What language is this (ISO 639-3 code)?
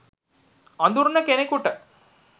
sin